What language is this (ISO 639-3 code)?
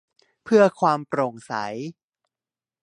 tha